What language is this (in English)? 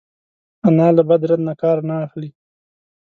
Pashto